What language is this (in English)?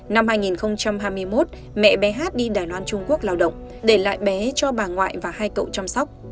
Vietnamese